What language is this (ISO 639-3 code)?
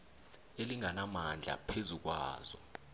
nbl